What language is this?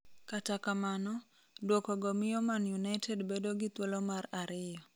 Luo (Kenya and Tanzania)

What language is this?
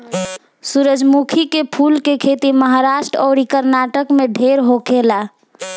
Bhojpuri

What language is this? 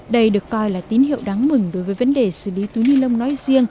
Vietnamese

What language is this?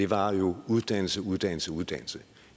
Danish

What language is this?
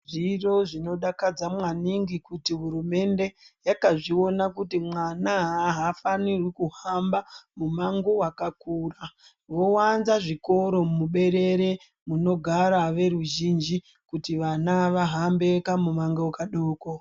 Ndau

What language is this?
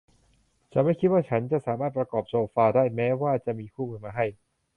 Thai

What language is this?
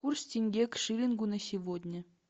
Russian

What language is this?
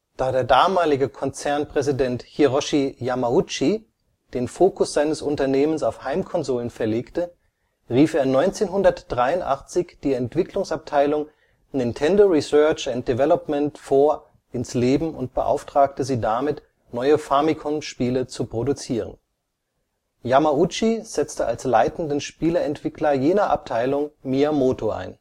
German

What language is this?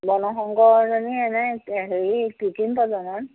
Assamese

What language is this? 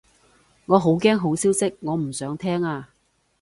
Cantonese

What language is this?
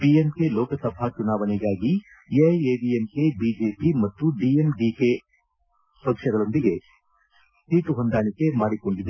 Kannada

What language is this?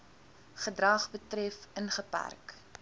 Afrikaans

